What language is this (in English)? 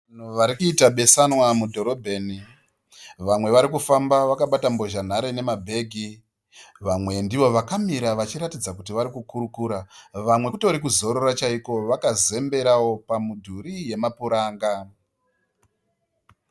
Shona